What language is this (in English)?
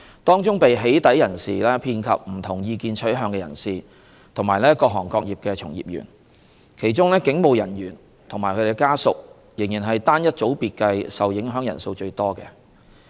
Cantonese